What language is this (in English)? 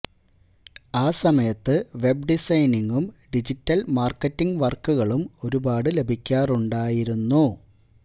Malayalam